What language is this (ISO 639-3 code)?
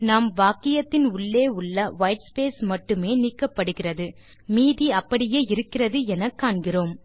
tam